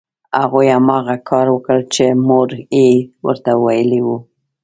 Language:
Pashto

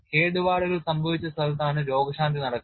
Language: Malayalam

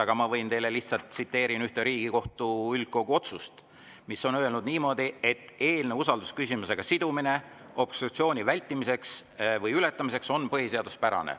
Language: Estonian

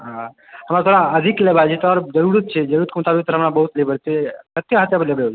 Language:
Maithili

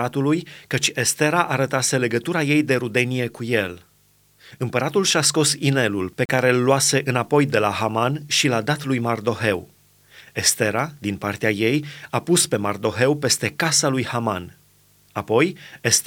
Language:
Romanian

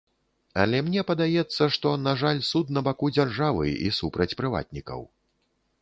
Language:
Belarusian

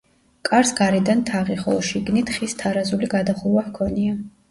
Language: Georgian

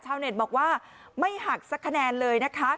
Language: Thai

